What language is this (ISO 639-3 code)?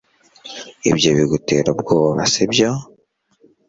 kin